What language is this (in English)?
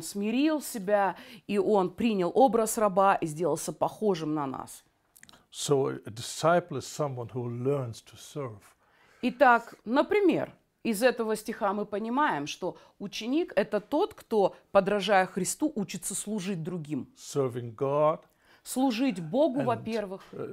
Russian